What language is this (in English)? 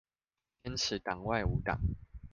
Chinese